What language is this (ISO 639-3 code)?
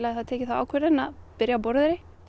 isl